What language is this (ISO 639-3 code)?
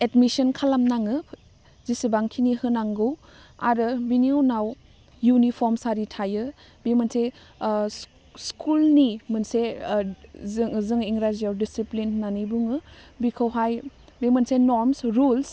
brx